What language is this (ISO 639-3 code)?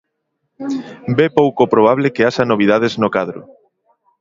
glg